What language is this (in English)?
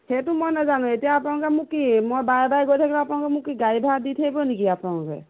Assamese